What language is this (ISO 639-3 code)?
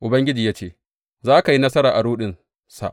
hau